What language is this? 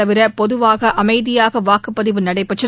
Tamil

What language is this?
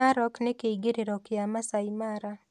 Kikuyu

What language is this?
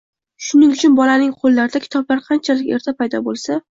Uzbek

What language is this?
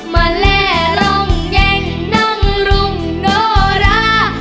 Thai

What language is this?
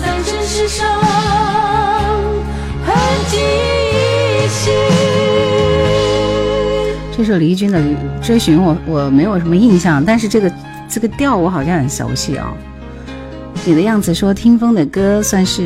Chinese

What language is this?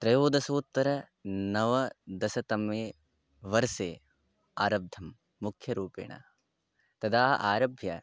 Sanskrit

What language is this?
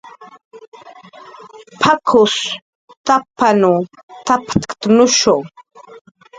Jaqaru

